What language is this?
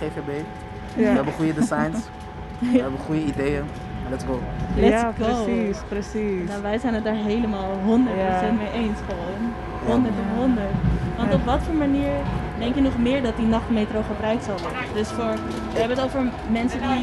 Dutch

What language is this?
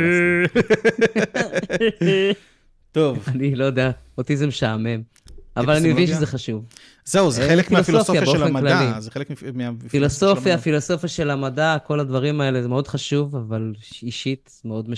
Hebrew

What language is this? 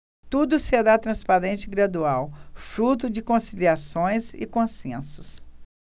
Portuguese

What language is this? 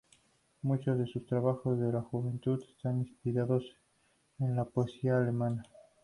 Spanish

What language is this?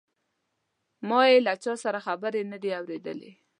Pashto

